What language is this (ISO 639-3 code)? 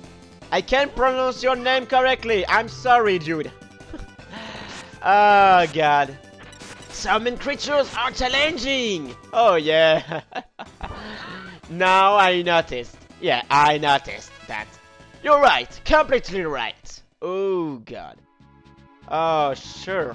eng